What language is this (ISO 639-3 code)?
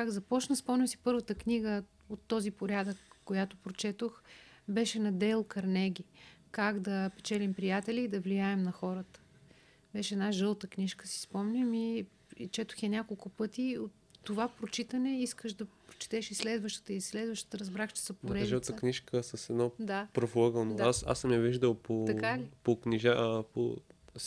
bul